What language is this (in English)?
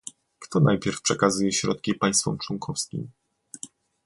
Polish